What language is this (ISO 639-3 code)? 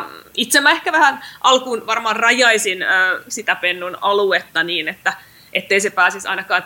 fin